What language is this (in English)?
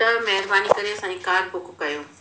Sindhi